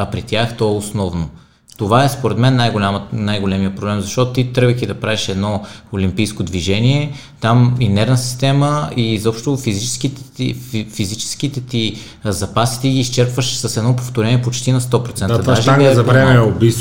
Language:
Bulgarian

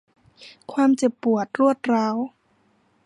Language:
Thai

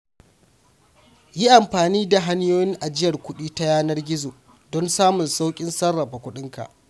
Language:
Hausa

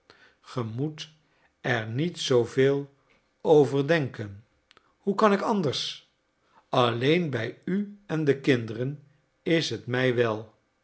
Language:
Dutch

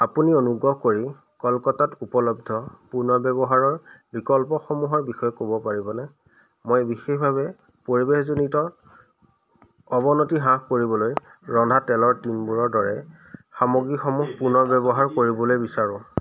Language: Assamese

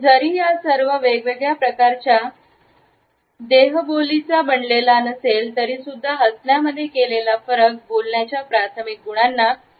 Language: Marathi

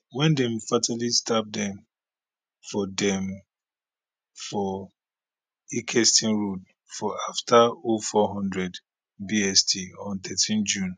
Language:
Nigerian Pidgin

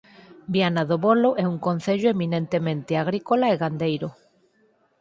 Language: Galician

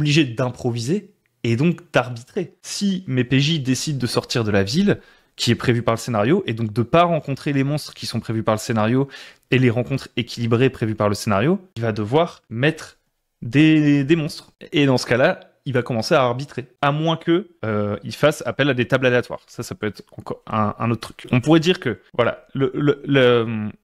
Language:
French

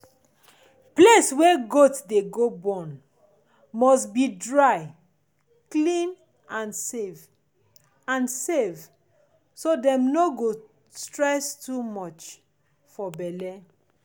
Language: Nigerian Pidgin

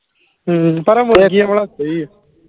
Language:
Punjabi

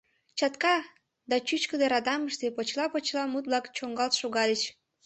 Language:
Mari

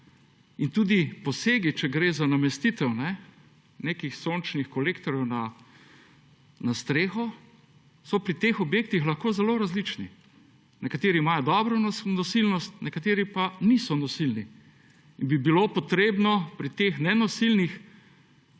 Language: Slovenian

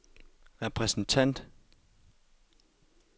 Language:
Danish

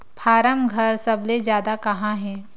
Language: Chhattisgarhi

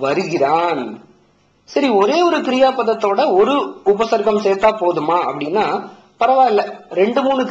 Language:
Tamil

